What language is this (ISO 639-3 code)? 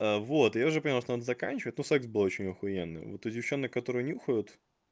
rus